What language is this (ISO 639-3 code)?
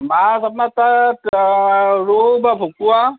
asm